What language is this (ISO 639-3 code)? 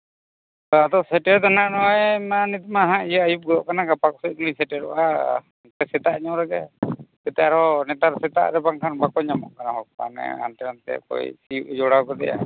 sat